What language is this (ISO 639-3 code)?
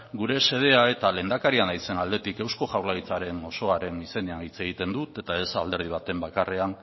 eus